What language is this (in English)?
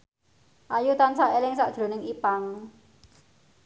Javanese